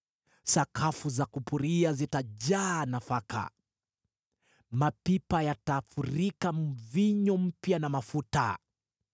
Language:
Swahili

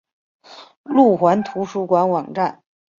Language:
Chinese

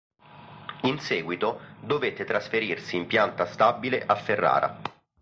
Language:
Italian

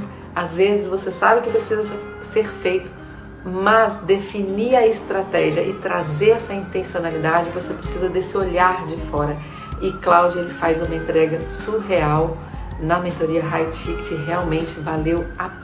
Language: Portuguese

